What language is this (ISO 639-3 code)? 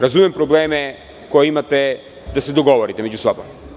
srp